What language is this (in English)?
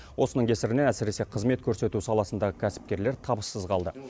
Kazakh